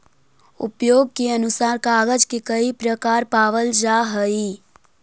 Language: Magahi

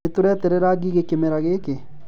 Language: Kikuyu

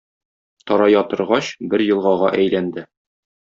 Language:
Tatar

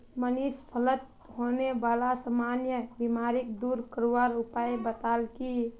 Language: Magahi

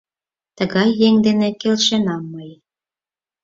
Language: Mari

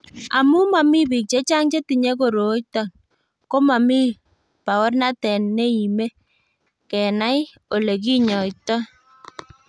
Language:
Kalenjin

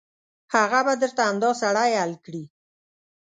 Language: Pashto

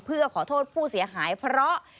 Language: Thai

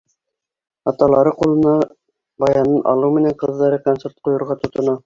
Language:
Bashkir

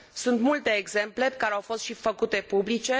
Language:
Romanian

